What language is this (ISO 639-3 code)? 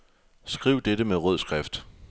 dan